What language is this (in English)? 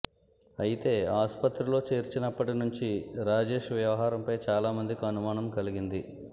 Telugu